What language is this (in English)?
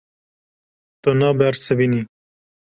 Kurdish